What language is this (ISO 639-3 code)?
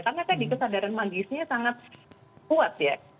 ind